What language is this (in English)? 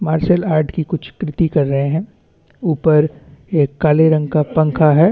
Hindi